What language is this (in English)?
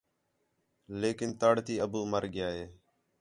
Khetrani